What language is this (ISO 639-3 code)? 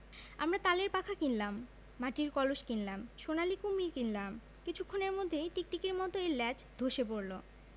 ben